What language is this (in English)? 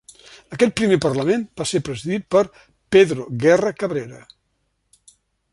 Catalan